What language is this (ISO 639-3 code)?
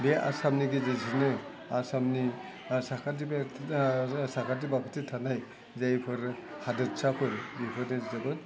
brx